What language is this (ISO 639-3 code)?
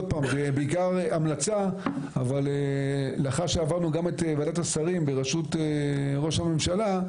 heb